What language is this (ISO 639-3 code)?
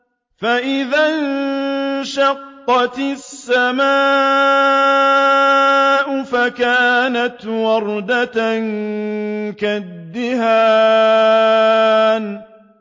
ara